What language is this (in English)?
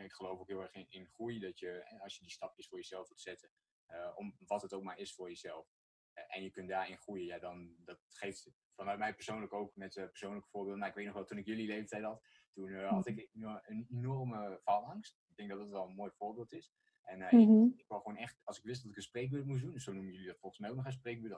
Dutch